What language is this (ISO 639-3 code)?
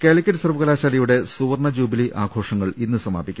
mal